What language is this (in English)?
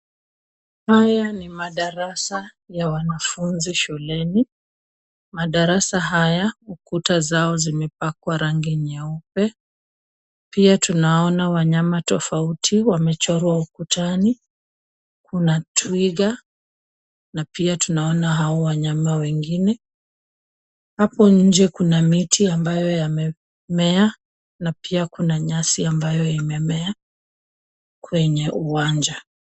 Swahili